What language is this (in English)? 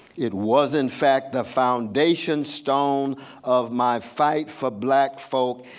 English